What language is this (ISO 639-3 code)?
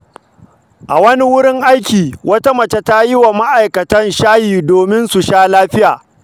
hau